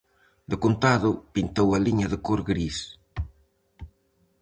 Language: Galician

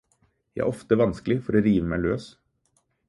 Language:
Norwegian Bokmål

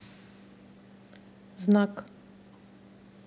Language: Russian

